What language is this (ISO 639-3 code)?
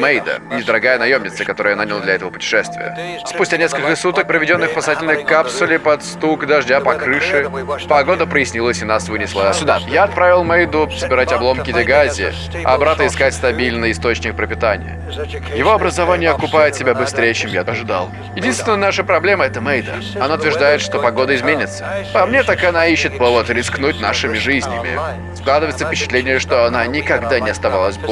rus